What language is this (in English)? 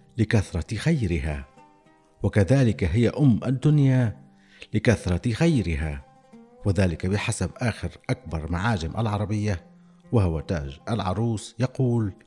Arabic